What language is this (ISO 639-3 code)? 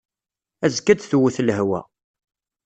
kab